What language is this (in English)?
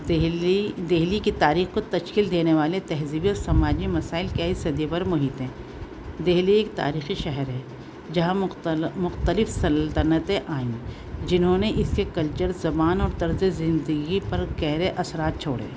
Urdu